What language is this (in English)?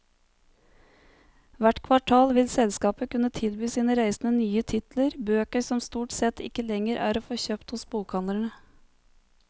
Norwegian